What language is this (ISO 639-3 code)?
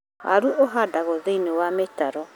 kik